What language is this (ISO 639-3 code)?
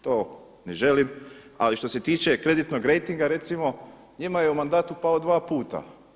hrv